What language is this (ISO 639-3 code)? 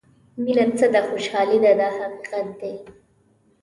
pus